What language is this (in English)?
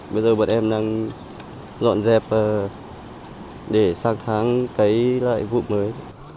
Vietnamese